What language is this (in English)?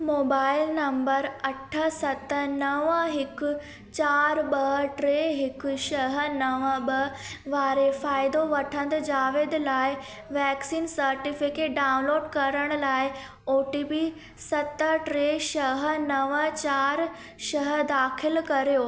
Sindhi